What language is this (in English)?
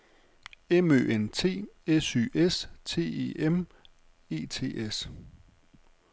Danish